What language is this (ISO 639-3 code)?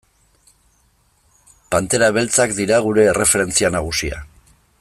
eus